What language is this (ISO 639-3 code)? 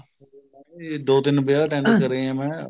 pan